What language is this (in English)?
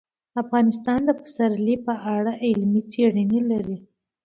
Pashto